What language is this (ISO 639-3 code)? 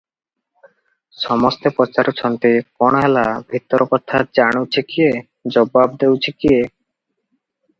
ori